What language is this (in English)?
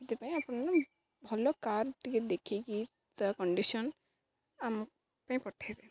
Odia